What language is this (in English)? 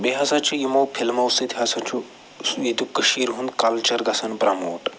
Kashmiri